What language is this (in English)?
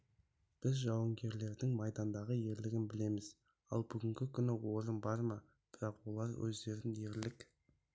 Kazakh